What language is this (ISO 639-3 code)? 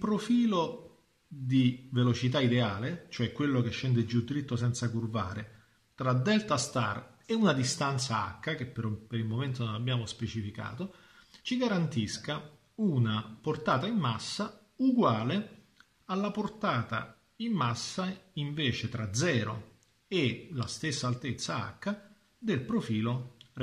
ita